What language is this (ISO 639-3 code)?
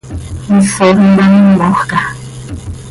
sei